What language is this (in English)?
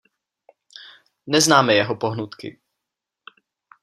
Czech